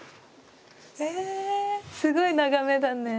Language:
Japanese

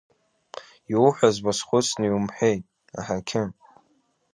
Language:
Abkhazian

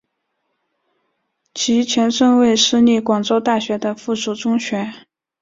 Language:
Chinese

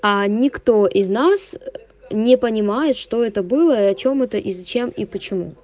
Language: Russian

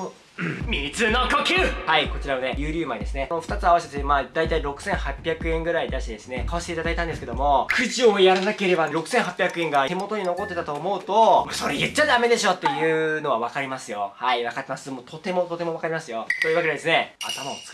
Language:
Japanese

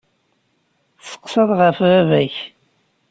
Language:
Kabyle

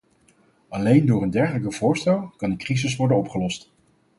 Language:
Dutch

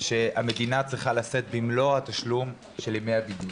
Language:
Hebrew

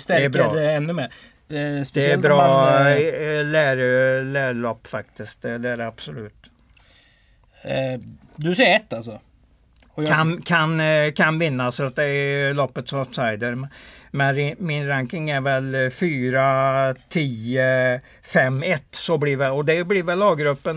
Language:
Swedish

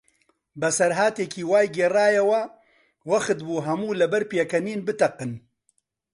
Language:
Central Kurdish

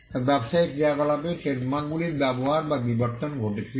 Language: Bangla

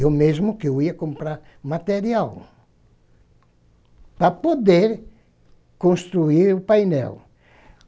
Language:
Portuguese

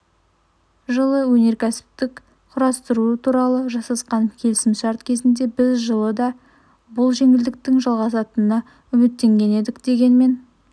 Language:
Kazakh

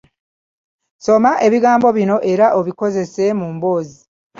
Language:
Ganda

